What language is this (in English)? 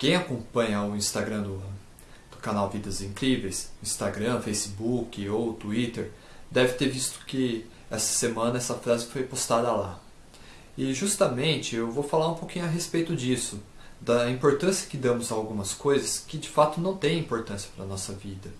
Portuguese